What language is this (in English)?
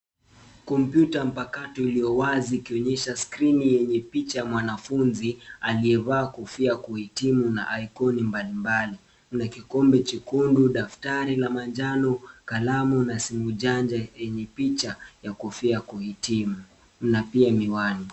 Swahili